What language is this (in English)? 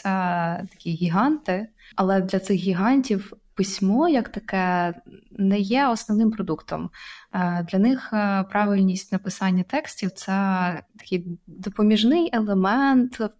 Ukrainian